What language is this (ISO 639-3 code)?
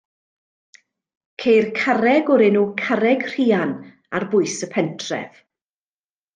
cym